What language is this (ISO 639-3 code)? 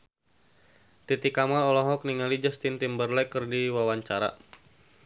sun